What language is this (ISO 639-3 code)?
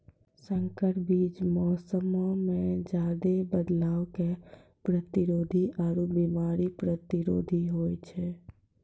mai